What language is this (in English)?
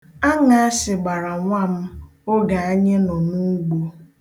Igbo